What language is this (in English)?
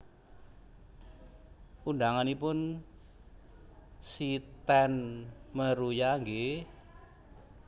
Javanese